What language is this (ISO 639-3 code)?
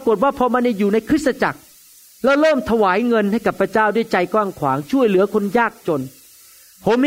tha